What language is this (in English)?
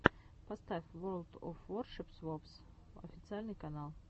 Russian